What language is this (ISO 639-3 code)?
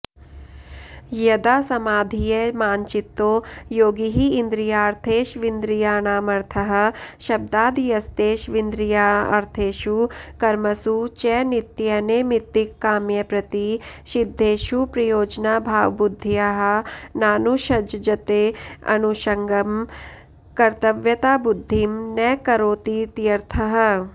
san